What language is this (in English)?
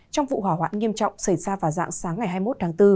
Vietnamese